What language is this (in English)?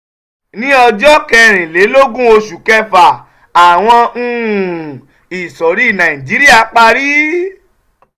Yoruba